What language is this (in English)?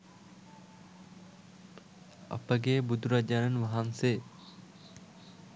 Sinhala